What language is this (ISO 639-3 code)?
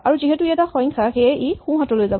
asm